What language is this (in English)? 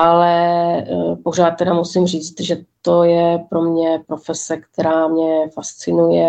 Czech